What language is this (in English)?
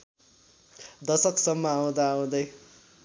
Nepali